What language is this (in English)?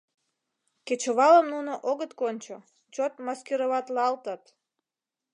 Mari